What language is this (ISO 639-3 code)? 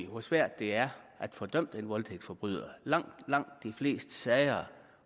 dan